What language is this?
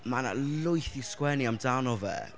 Welsh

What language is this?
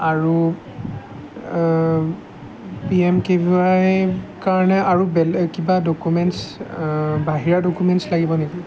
Assamese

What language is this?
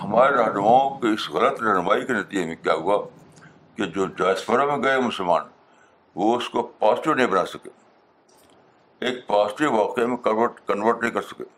Urdu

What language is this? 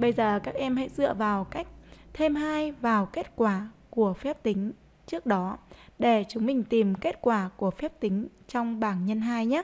Vietnamese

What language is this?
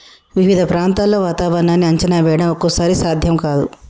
Telugu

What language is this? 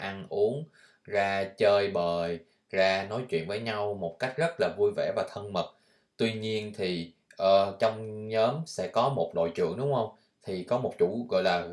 Vietnamese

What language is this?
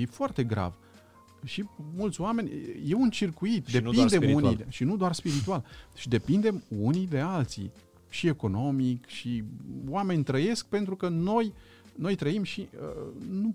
Romanian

